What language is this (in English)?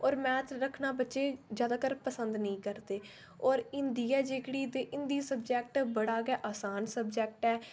Dogri